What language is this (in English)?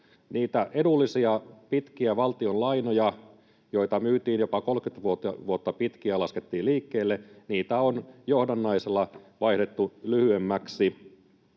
Finnish